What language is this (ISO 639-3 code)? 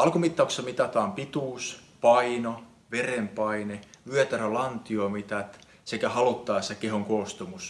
fin